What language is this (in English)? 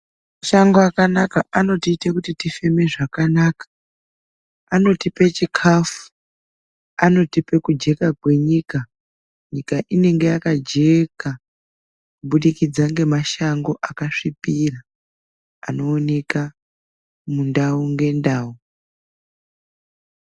Ndau